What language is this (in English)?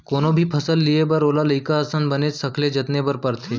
Chhattisgarhi